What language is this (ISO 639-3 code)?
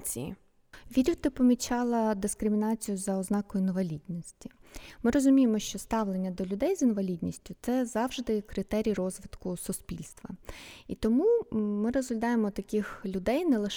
ukr